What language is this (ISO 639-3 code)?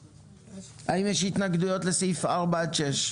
heb